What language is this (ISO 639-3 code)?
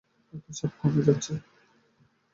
ben